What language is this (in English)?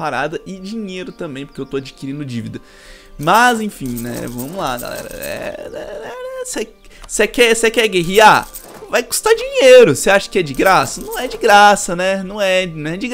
Portuguese